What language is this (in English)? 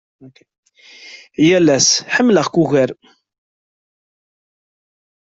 Kabyle